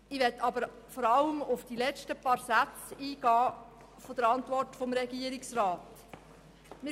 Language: Swiss German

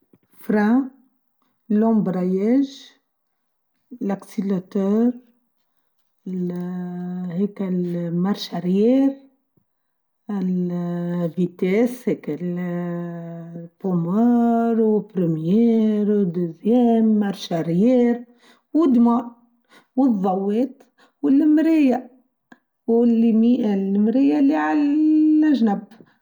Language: Tunisian Arabic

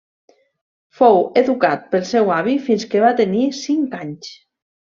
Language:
Catalan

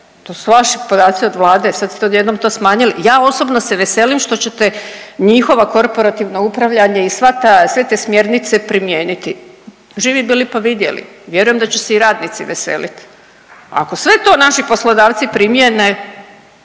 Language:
Croatian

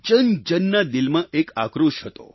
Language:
Gujarati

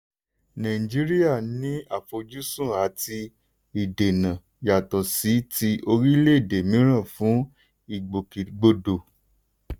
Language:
Yoruba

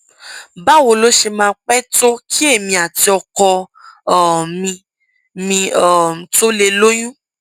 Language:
Yoruba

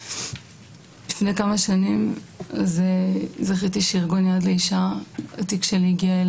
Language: Hebrew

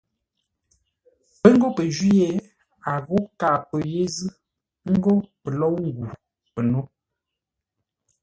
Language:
Ngombale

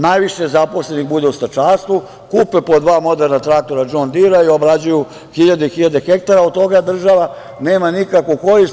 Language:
Serbian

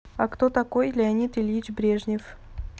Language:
Russian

